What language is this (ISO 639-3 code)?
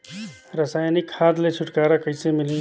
hne